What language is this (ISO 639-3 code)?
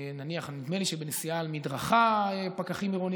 heb